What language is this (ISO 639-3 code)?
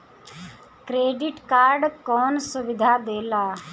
bho